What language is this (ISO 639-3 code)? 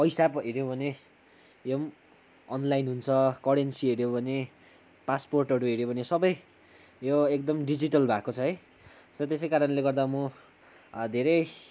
nep